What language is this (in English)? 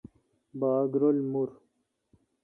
Kalkoti